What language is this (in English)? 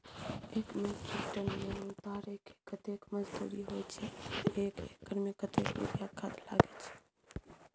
Maithili